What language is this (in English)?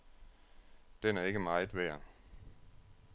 Danish